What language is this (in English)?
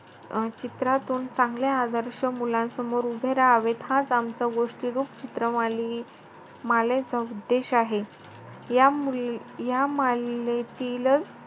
Marathi